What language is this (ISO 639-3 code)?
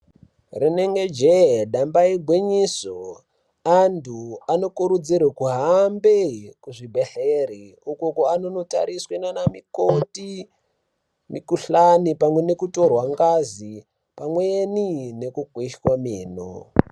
ndc